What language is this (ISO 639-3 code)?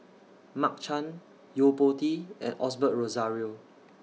eng